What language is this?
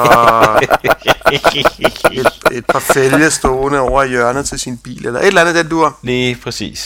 Danish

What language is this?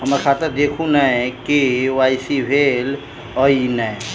Maithili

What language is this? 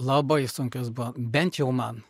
Lithuanian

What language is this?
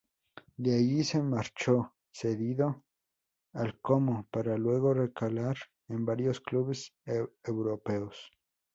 Spanish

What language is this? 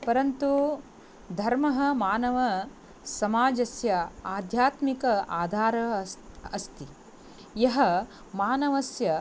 Sanskrit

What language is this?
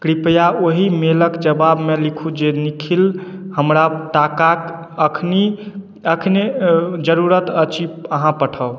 Maithili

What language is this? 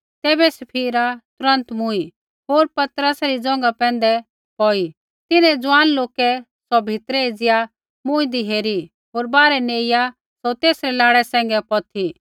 Kullu Pahari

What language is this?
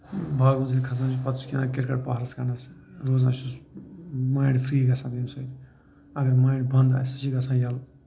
Kashmiri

